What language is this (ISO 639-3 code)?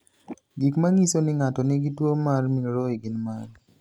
luo